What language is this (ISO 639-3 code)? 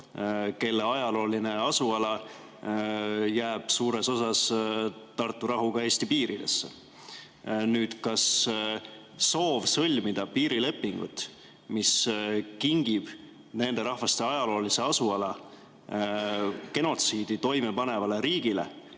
est